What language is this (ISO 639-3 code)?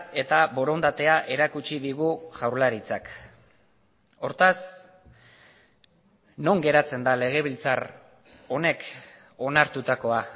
eus